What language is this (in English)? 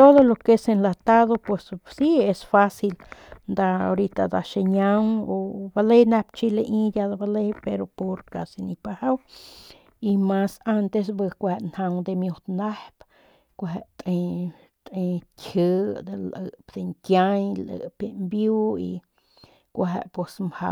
Northern Pame